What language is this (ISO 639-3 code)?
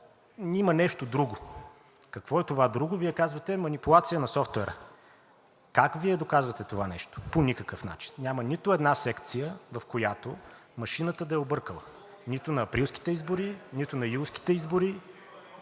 bul